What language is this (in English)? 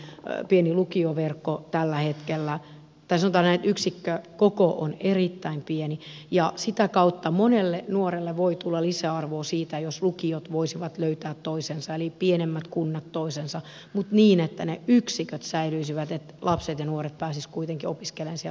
Finnish